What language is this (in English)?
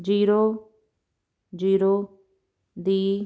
Punjabi